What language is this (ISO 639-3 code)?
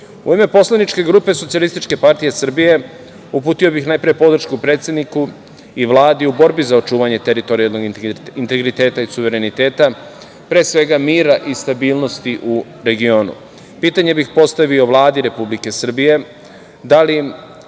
srp